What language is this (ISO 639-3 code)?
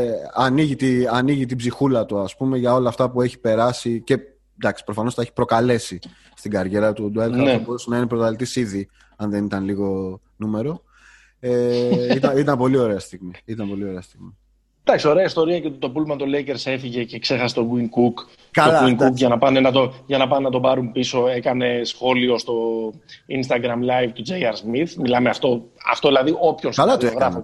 ell